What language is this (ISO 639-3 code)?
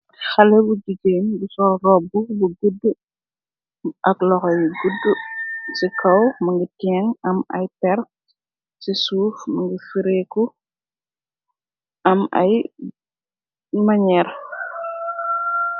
wol